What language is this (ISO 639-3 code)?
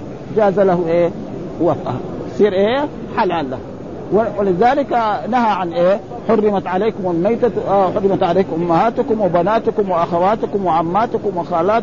ara